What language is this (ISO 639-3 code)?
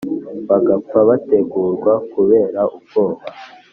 kin